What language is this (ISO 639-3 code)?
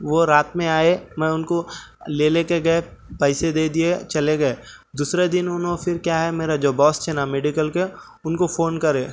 urd